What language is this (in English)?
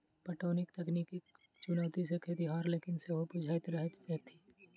Maithili